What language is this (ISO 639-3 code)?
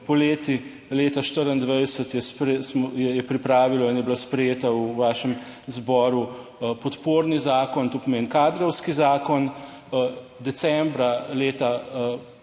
slv